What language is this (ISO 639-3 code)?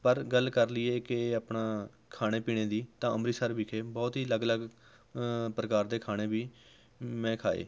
pan